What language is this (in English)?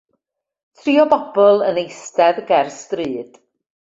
Welsh